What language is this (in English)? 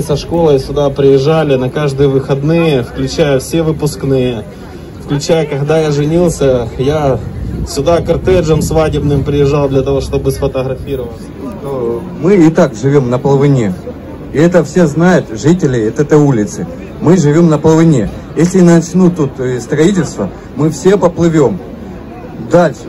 Russian